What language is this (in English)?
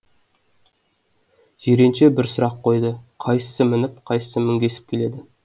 Kazakh